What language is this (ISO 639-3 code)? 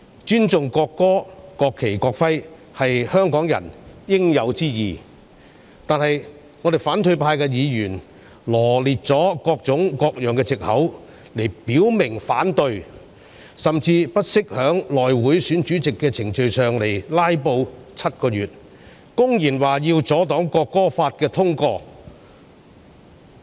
yue